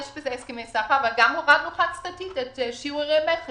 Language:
Hebrew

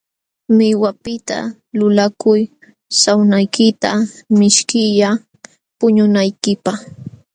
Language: Jauja Wanca Quechua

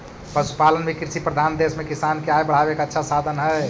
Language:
Magahi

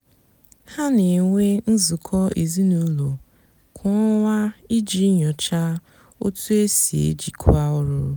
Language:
Igbo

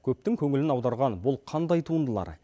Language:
Kazakh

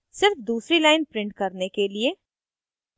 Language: Hindi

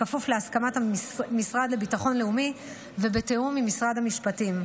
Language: Hebrew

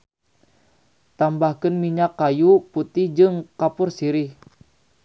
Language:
Sundanese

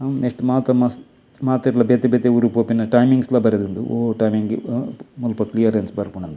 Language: Tulu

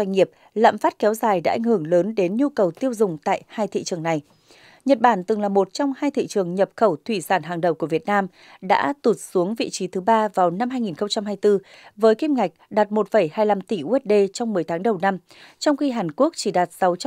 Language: Vietnamese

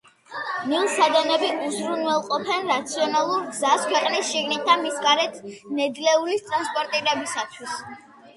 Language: Georgian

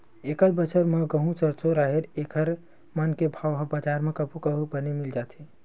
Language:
Chhattisgarhi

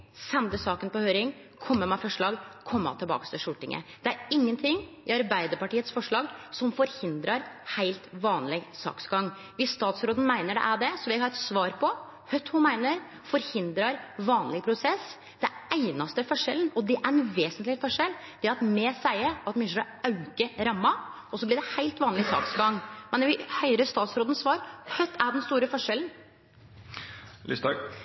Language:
Norwegian Nynorsk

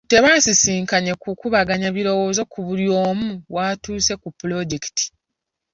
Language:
Ganda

